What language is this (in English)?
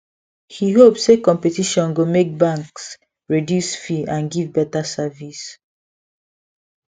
Nigerian Pidgin